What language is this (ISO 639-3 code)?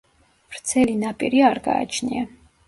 kat